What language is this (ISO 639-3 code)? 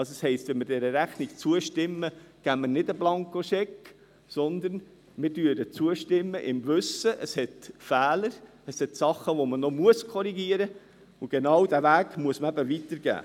gsw